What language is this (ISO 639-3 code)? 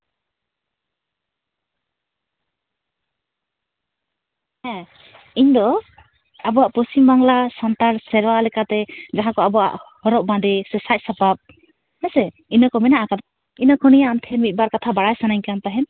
sat